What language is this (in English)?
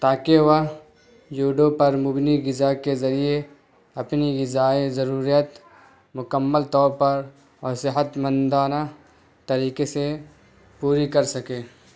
Urdu